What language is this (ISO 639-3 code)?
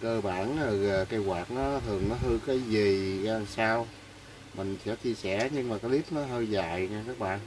vie